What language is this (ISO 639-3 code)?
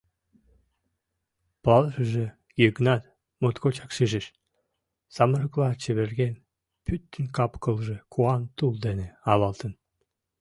chm